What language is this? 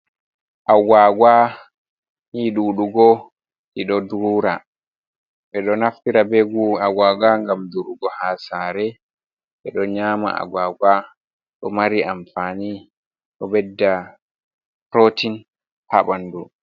Fula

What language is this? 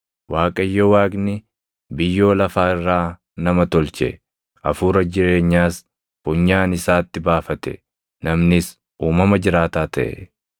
Oromo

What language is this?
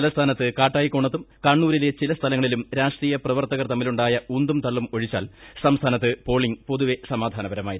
Malayalam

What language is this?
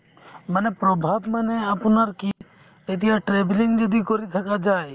Assamese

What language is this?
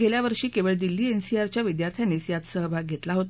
Marathi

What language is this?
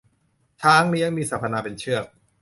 Thai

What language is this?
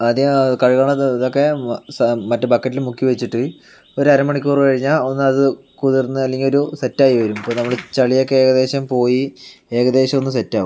Malayalam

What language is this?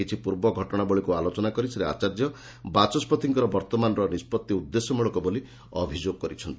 Odia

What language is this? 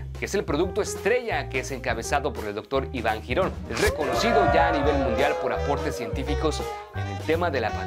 Spanish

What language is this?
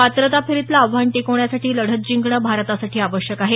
Marathi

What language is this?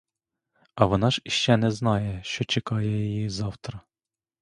Ukrainian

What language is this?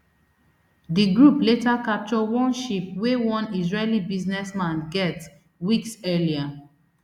Nigerian Pidgin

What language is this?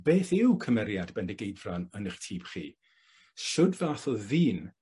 Welsh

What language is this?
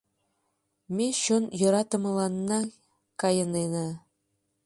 Mari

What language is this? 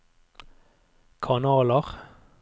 Norwegian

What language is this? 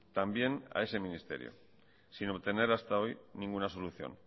Spanish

